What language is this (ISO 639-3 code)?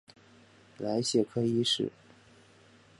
zho